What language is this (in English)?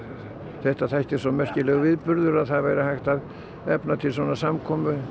Icelandic